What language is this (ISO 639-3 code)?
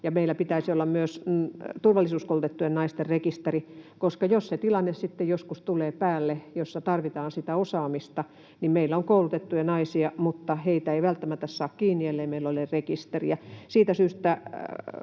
fin